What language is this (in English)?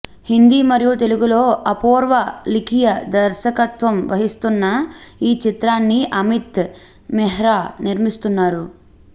Telugu